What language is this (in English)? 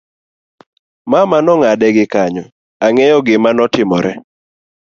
Luo (Kenya and Tanzania)